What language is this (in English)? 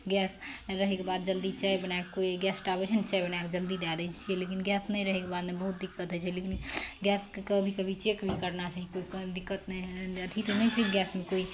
Maithili